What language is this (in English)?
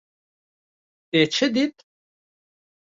Kurdish